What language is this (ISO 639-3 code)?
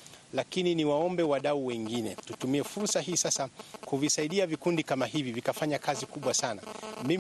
swa